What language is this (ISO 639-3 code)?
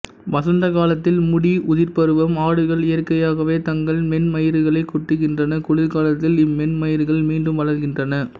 tam